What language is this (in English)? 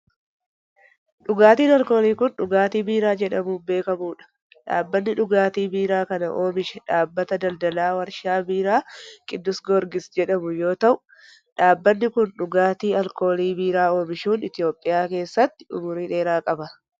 Oromo